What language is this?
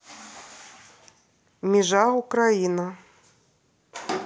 Russian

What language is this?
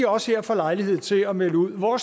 Danish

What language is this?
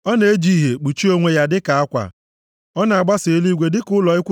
Igbo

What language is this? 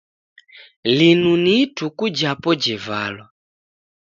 Taita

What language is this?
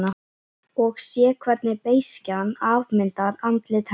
Icelandic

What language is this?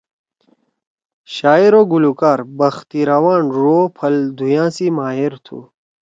Torwali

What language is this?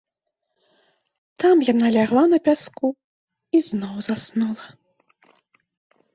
Belarusian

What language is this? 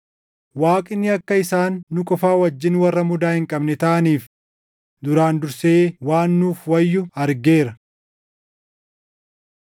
Oromo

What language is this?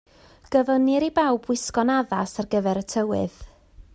Welsh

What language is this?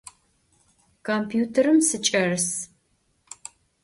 Adyghe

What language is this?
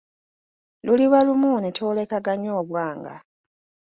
Ganda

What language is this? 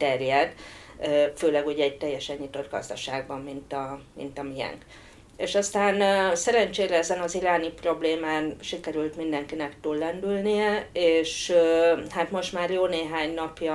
Hungarian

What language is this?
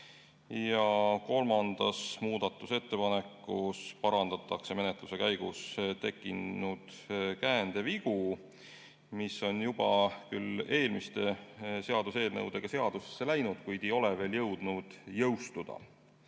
Estonian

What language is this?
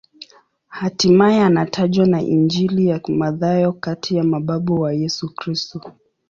Swahili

